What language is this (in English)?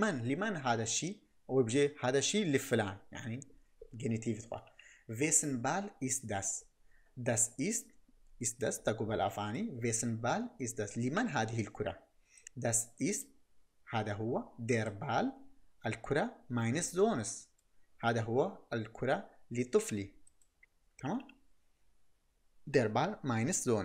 Arabic